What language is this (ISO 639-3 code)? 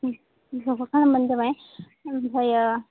brx